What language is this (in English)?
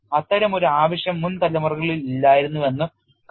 Malayalam